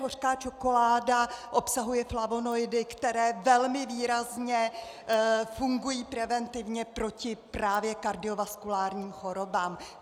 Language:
Czech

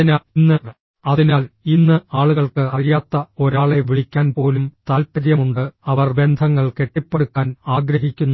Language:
Malayalam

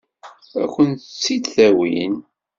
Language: Kabyle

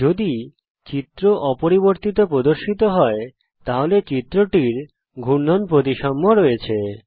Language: Bangla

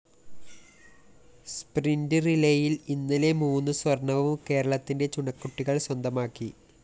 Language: Malayalam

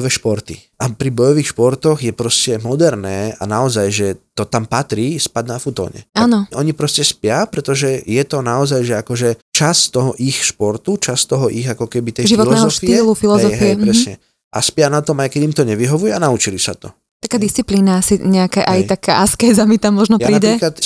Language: Slovak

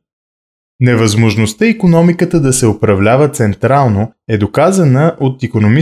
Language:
Bulgarian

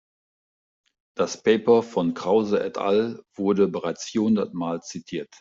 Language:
German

